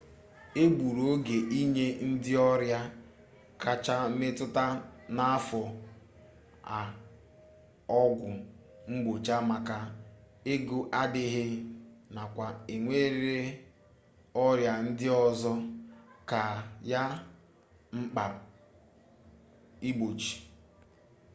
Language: Igbo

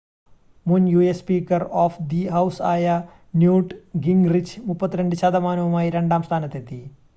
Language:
Malayalam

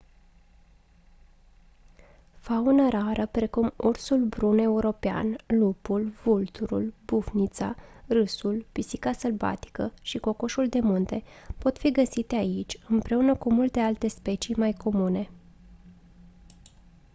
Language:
Romanian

